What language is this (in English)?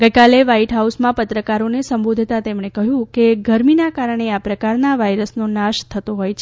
Gujarati